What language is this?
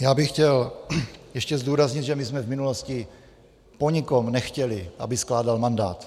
Czech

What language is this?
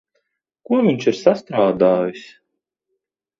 Latvian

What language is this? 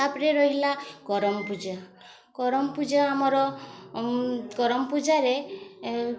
Odia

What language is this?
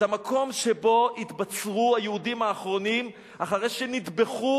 Hebrew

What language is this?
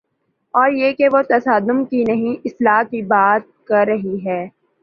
Urdu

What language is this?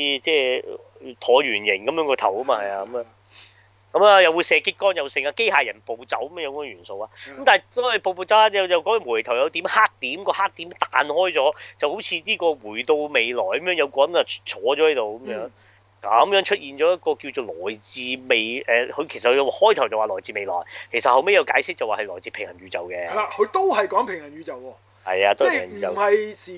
Chinese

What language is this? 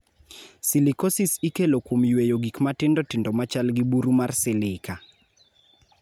Luo (Kenya and Tanzania)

